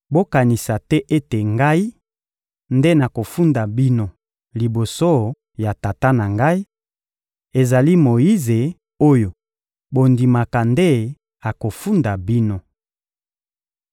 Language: Lingala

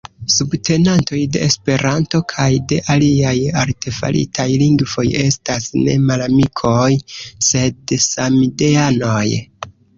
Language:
Esperanto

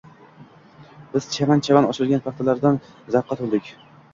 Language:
Uzbek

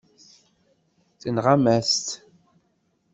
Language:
Kabyle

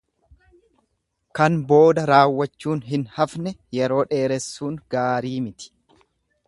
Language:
Oromo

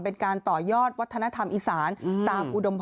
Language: Thai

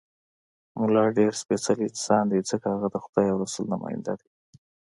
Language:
Pashto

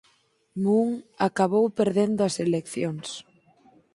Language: Galician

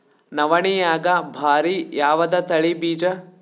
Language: Kannada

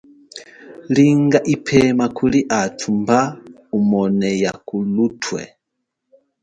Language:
Chokwe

